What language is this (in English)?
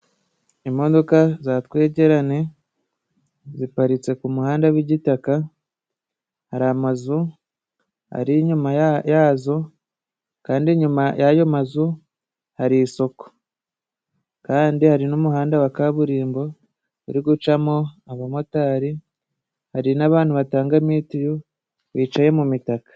Kinyarwanda